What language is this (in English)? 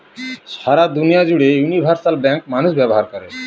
Bangla